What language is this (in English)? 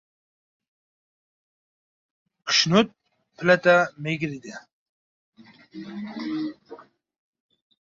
Uzbek